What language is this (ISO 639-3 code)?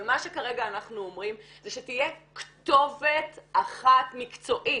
heb